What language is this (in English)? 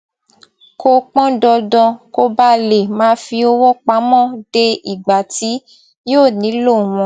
Yoruba